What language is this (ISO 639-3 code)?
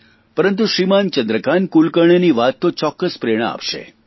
guj